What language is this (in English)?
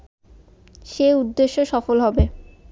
Bangla